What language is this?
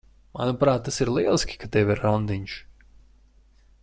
Latvian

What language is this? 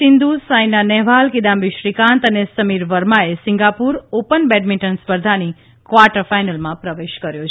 Gujarati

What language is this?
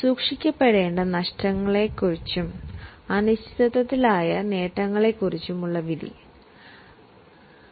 Malayalam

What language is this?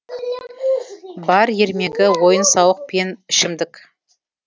Kazakh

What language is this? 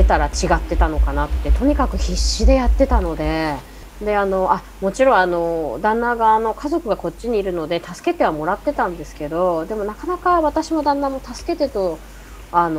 Japanese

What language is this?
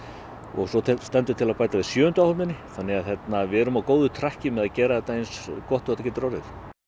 Icelandic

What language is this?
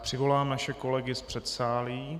Czech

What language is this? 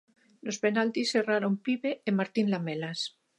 Galician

